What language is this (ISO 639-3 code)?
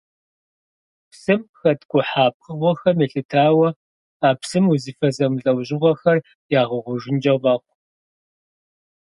kbd